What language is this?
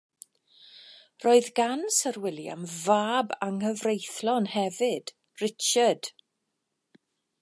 Welsh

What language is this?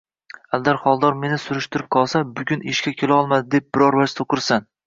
Uzbek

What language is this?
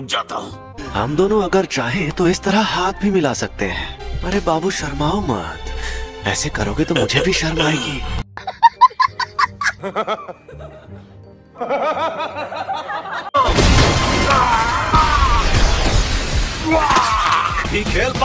Hindi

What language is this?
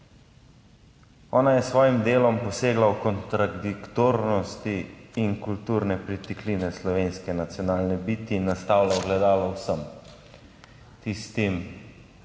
Slovenian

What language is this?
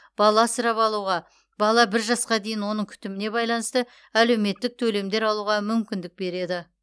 Kazakh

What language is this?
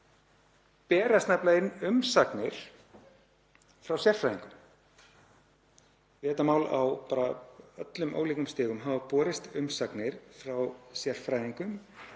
Icelandic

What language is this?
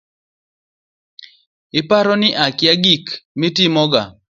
Luo (Kenya and Tanzania)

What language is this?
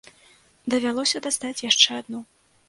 Belarusian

